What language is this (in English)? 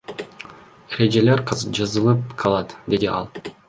Kyrgyz